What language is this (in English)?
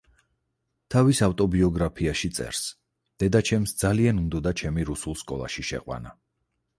Georgian